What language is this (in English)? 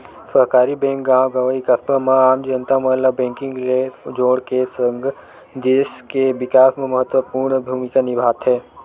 Chhattisgarhi